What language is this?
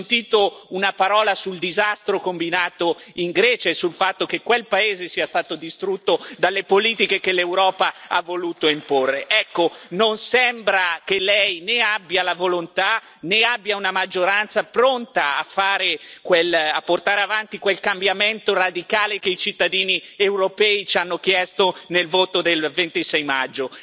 Italian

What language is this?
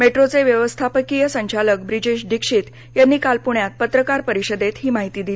Marathi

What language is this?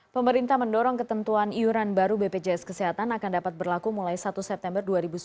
Indonesian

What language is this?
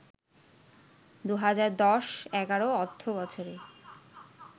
Bangla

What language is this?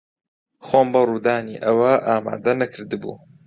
Central Kurdish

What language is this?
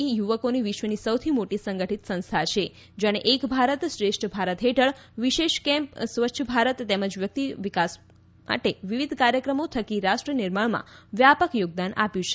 Gujarati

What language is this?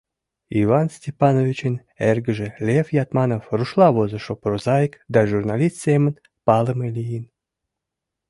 Mari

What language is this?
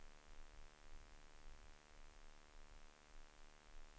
Swedish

